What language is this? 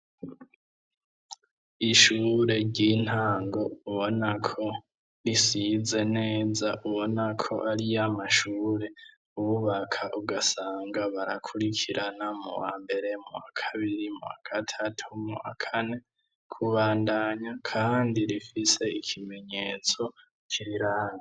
Rundi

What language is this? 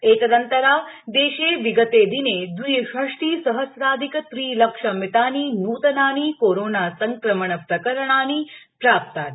Sanskrit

